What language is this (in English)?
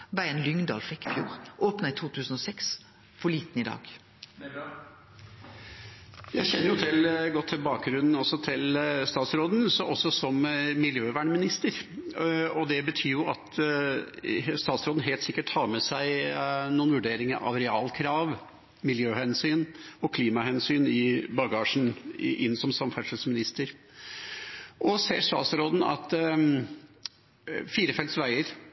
Norwegian